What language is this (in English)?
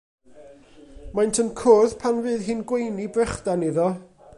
Welsh